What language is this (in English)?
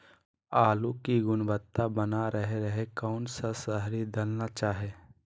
Magahi